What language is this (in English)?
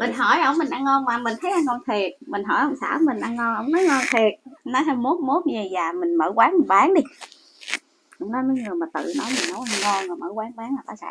Vietnamese